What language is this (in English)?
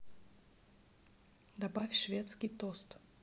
Russian